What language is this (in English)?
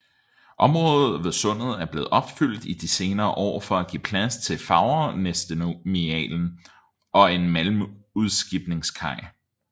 Danish